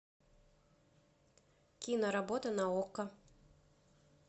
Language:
Russian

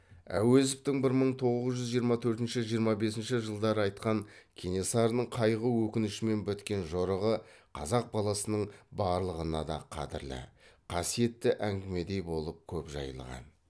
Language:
Kazakh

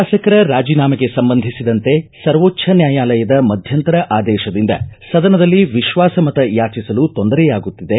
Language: Kannada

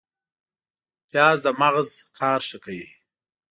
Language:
Pashto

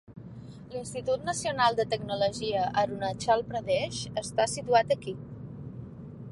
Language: Catalan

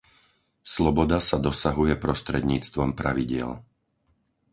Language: Slovak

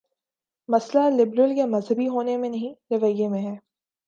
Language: Urdu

